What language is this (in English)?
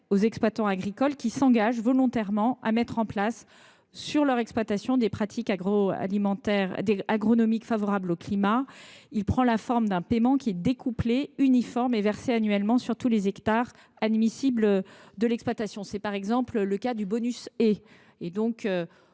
French